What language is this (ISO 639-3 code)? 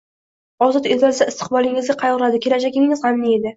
uzb